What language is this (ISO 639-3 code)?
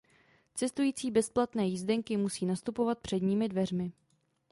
ces